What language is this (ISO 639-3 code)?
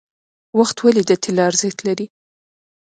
pus